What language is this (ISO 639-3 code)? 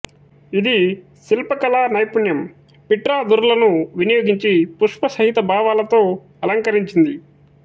tel